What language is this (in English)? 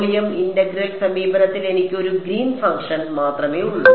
Malayalam